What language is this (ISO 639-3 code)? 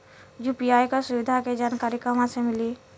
bho